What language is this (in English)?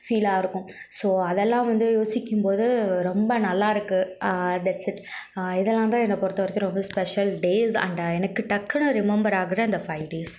Tamil